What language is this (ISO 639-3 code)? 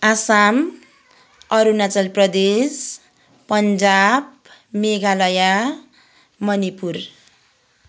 nep